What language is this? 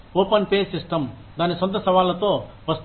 Telugu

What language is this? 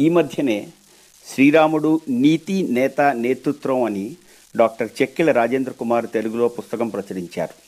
Telugu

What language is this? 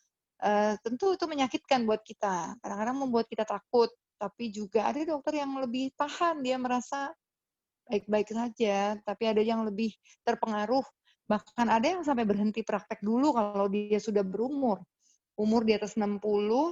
Indonesian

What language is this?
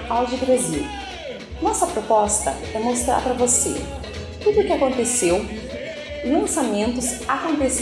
Portuguese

